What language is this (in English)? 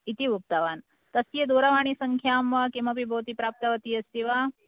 Sanskrit